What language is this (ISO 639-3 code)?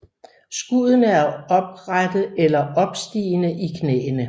dan